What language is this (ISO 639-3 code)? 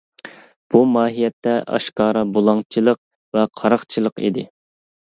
uig